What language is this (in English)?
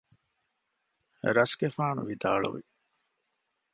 Divehi